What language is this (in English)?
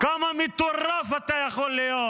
Hebrew